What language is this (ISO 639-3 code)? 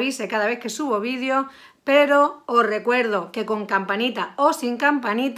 spa